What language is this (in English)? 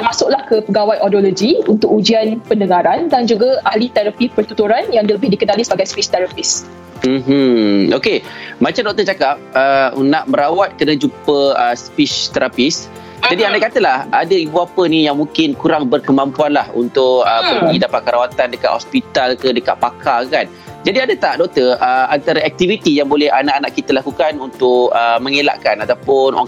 Malay